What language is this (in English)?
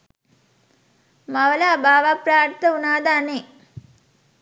Sinhala